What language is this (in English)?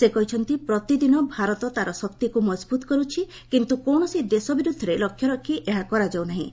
Odia